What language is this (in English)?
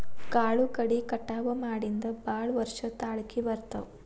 Kannada